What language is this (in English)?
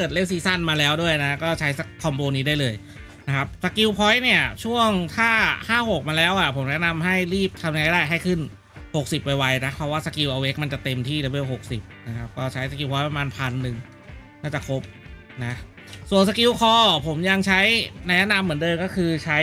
Thai